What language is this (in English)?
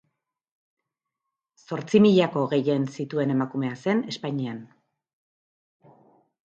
Basque